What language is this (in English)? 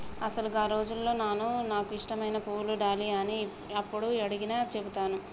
Telugu